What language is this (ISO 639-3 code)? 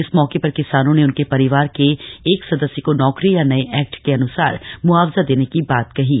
hin